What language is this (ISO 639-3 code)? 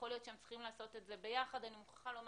heb